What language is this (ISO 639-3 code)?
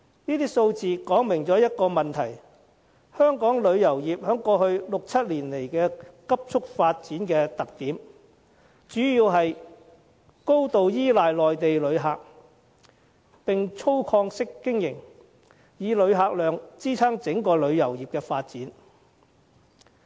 yue